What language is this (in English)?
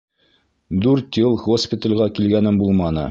Bashkir